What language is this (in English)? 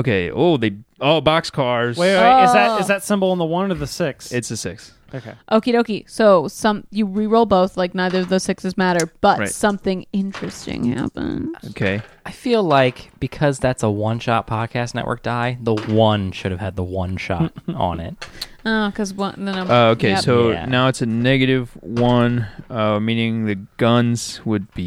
English